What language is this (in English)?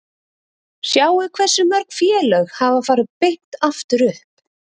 Icelandic